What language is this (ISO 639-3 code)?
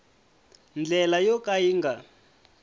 tso